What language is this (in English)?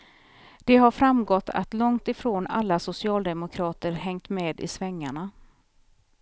Swedish